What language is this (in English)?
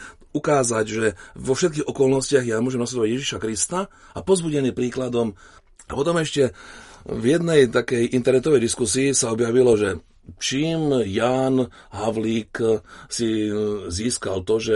Slovak